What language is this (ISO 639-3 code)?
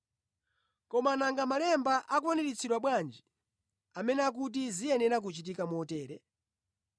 nya